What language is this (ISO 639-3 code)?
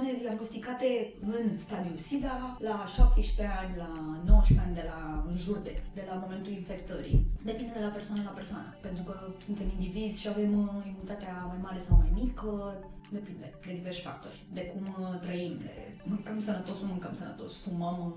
ron